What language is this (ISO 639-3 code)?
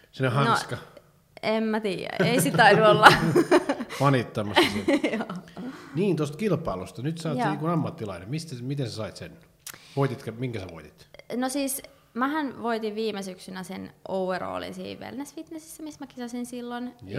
fin